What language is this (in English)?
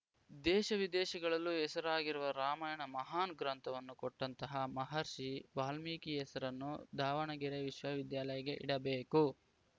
Kannada